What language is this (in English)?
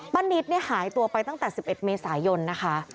Thai